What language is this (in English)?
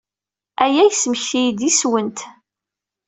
Kabyle